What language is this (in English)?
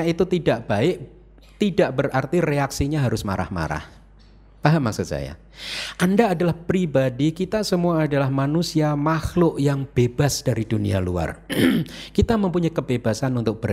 Indonesian